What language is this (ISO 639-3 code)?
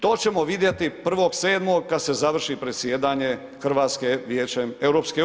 hrv